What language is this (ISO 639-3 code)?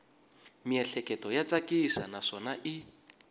tso